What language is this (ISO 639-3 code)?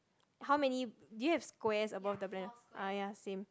eng